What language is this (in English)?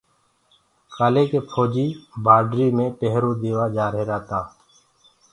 Gurgula